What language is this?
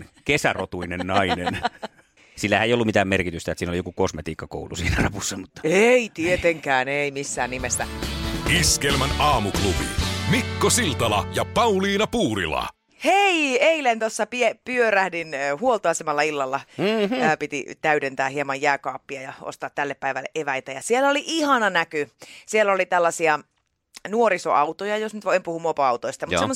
Finnish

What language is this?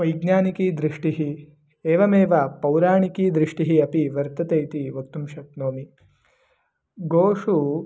Sanskrit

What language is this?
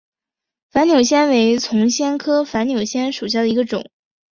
Chinese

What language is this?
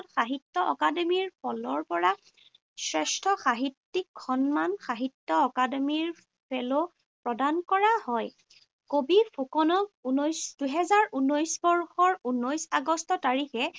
Assamese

